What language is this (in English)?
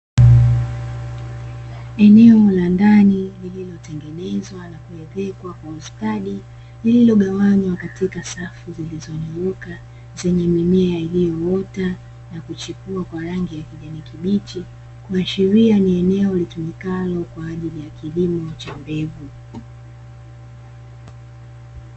Swahili